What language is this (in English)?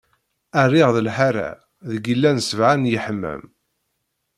Kabyle